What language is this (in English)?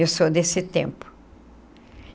Portuguese